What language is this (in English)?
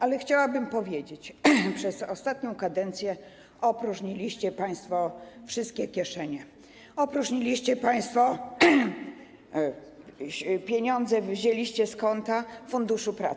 Polish